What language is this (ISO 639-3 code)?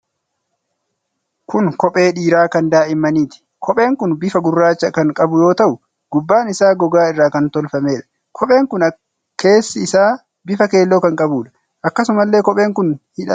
orm